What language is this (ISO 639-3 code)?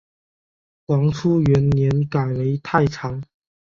zho